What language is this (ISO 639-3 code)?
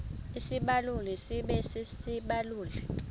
xho